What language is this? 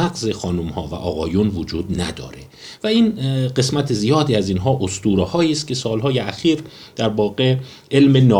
Persian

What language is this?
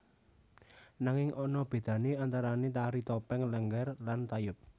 Javanese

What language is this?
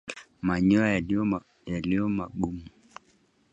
Swahili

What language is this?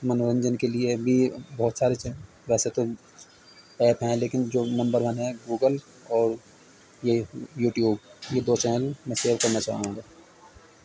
Urdu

